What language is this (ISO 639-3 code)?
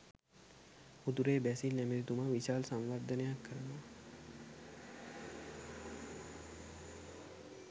sin